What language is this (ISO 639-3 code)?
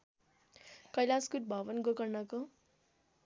nep